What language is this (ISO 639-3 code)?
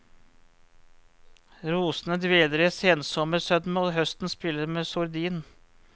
nor